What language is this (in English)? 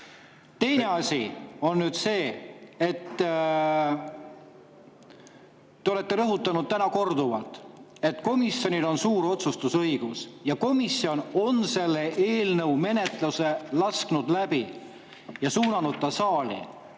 Estonian